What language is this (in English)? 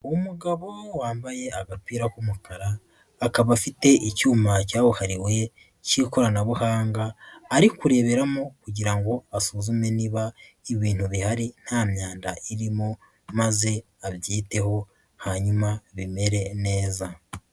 Kinyarwanda